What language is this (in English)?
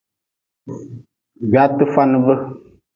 Nawdm